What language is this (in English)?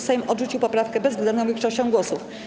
Polish